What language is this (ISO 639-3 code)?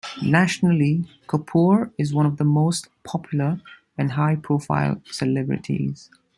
eng